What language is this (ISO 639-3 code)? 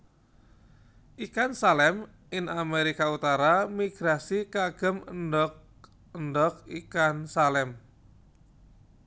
jav